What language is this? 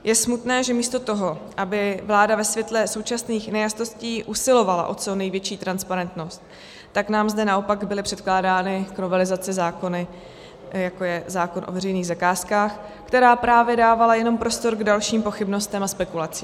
Czech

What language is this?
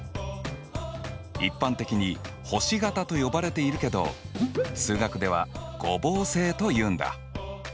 Japanese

